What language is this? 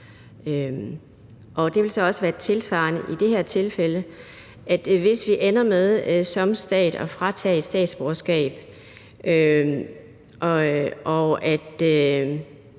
Danish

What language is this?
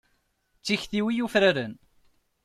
Kabyle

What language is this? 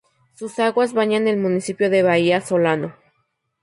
Spanish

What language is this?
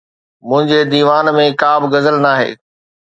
Sindhi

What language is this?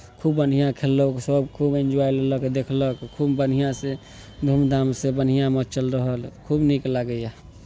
Maithili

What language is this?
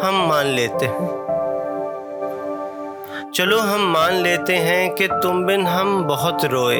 Urdu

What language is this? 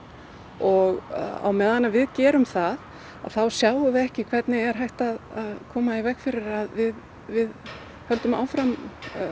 Icelandic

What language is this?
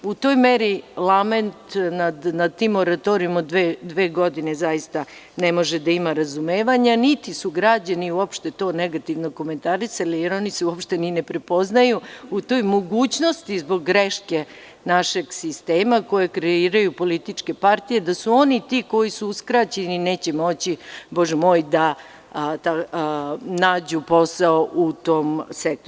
Serbian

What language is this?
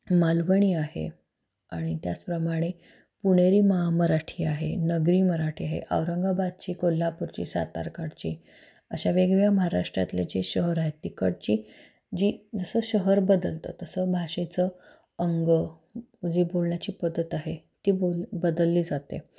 Marathi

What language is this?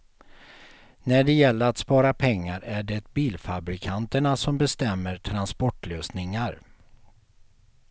Swedish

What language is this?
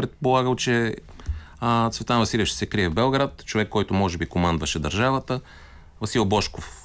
Bulgarian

